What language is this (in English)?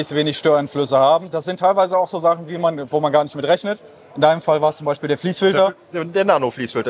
German